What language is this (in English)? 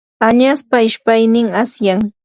Yanahuanca Pasco Quechua